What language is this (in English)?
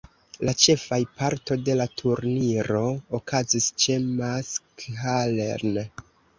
Esperanto